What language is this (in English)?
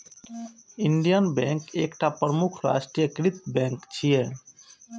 Maithili